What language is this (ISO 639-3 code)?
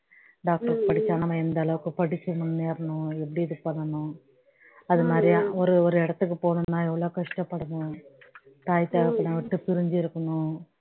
tam